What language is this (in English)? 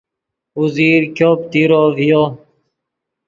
Yidgha